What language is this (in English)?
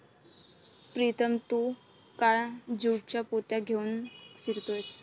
Marathi